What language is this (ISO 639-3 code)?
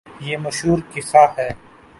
urd